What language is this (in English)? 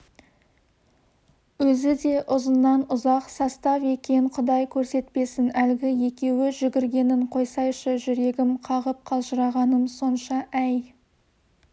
Kazakh